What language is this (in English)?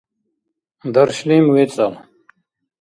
Dargwa